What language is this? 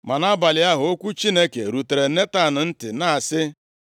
Igbo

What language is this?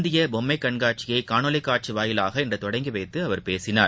Tamil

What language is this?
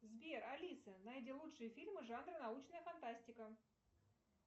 Russian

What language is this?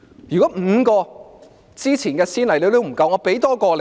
Cantonese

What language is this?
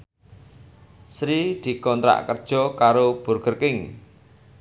Javanese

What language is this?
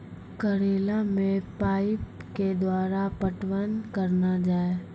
Maithili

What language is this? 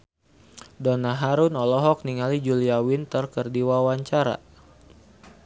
Sundanese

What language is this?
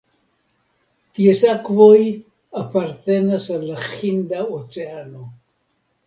Esperanto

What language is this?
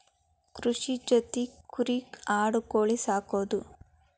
Kannada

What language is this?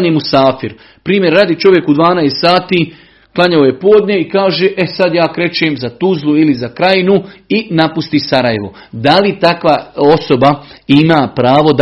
Croatian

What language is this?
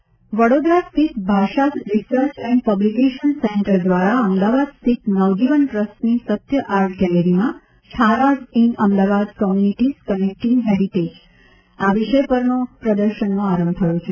Gujarati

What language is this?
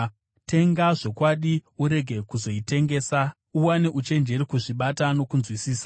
Shona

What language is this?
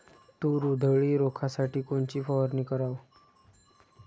Marathi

